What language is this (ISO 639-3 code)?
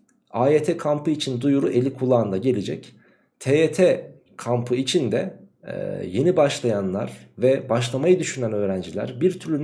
tur